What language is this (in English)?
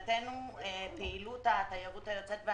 Hebrew